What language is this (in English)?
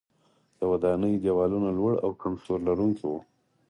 Pashto